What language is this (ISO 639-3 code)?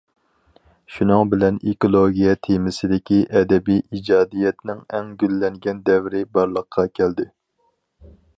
uig